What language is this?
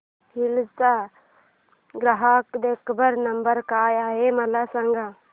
Marathi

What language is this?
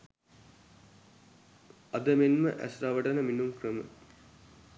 Sinhala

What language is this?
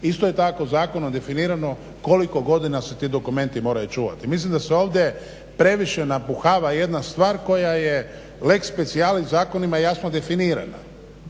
Croatian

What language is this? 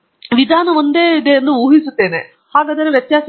Kannada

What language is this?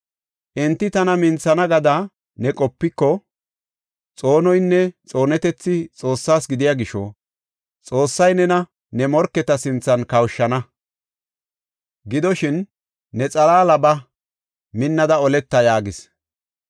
Gofa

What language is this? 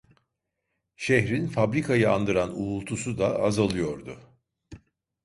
Turkish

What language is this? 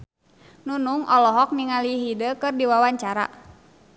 Sundanese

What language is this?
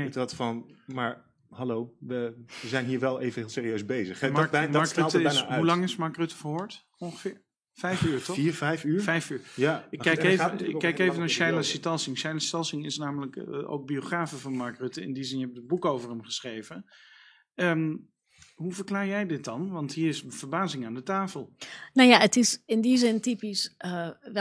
Dutch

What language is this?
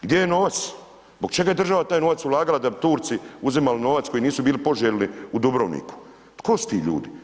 Croatian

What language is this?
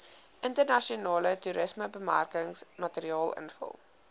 Afrikaans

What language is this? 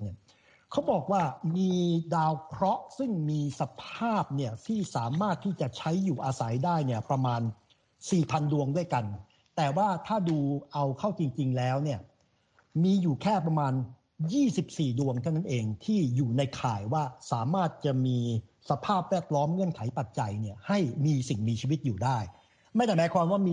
Thai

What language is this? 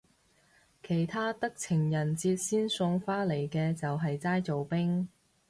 Cantonese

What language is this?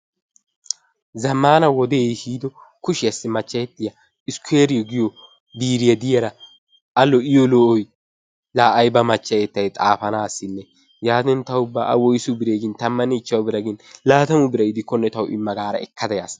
Wolaytta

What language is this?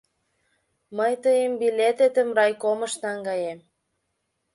Mari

